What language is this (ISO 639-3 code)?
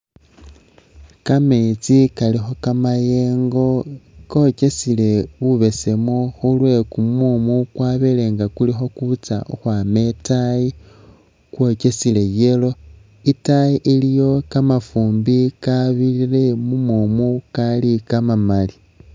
myx